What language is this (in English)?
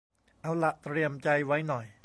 Thai